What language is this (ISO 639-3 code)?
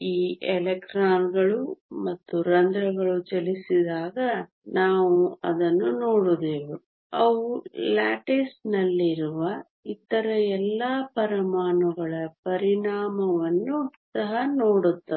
kan